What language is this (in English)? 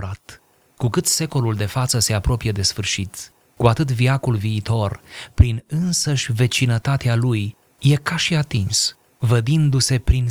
Romanian